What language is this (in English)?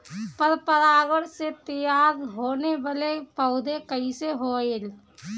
Bhojpuri